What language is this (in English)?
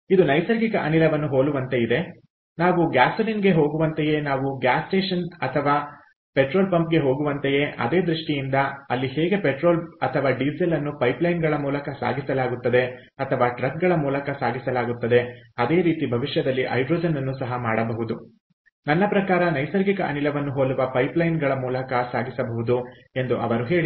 Kannada